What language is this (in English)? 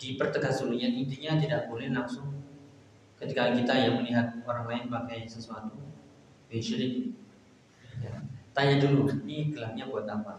Indonesian